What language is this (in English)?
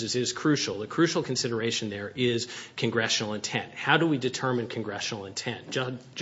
English